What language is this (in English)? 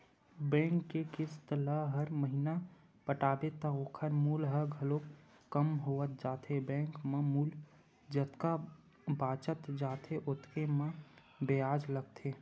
Chhattisgarhi